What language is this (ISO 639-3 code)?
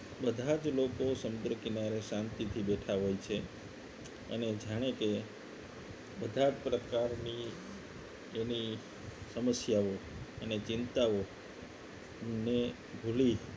guj